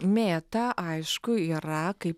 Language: Lithuanian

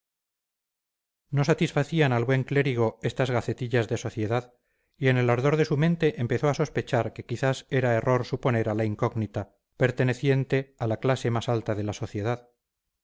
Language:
Spanish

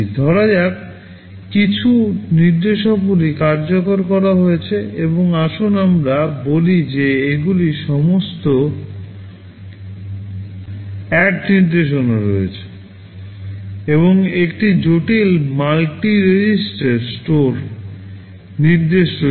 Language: Bangla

